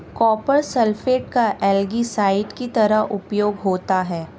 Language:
Hindi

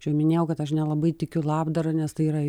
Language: Lithuanian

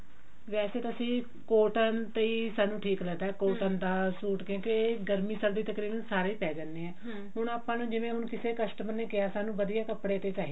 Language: Punjabi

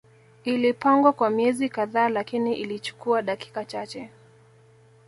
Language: Swahili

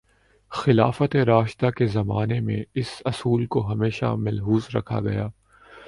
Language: Urdu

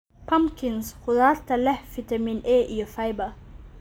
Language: Somali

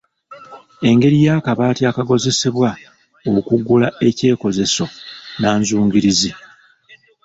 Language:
Ganda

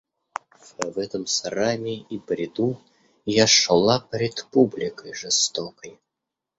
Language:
Russian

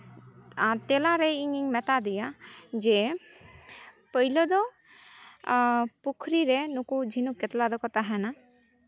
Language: Santali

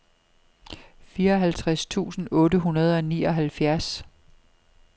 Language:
Danish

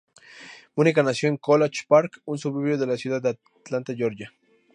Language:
Spanish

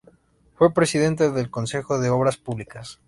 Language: Spanish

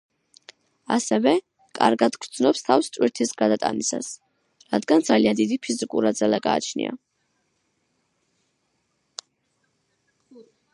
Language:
Georgian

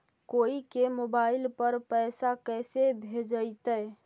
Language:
Magahi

